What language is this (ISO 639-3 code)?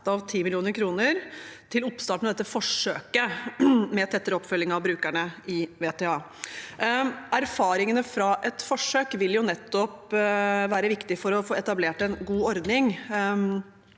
nor